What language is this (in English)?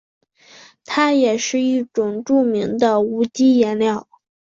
Chinese